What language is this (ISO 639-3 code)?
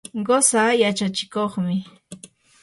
qur